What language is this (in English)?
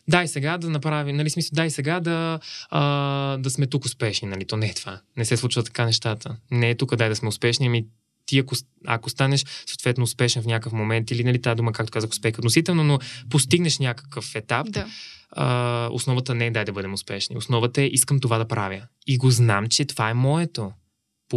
Bulgarian